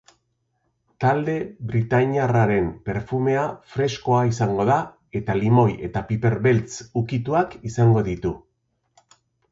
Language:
Basque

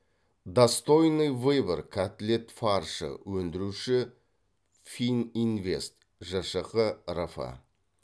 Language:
Kazakh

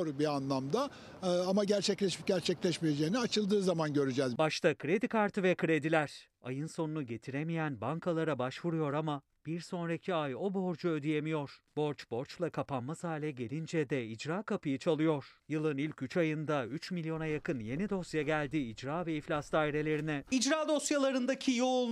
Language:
Turkish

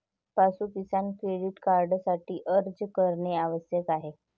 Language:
Marathi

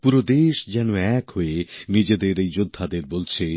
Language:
Bangla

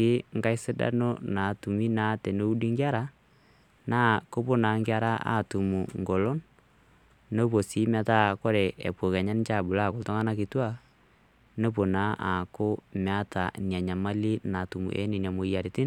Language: Masai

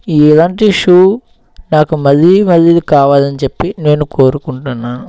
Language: Telugu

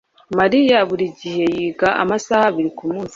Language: Kinyarwanda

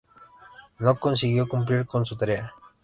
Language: Spanish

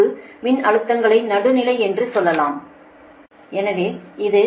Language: Tamil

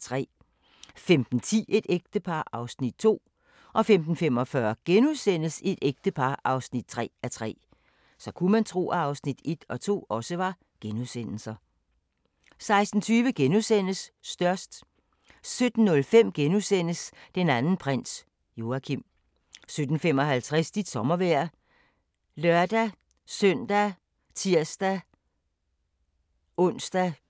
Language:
Danish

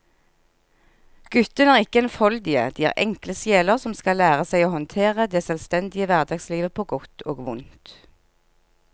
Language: Norwegian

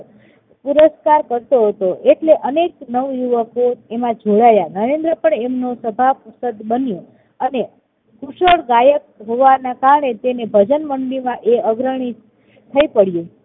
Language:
Gujarati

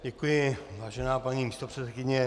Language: Czech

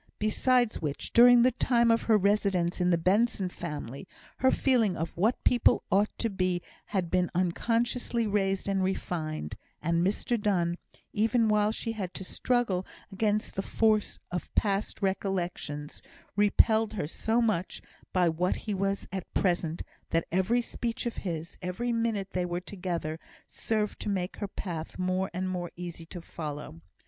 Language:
English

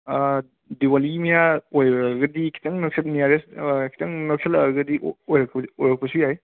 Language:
Manipuri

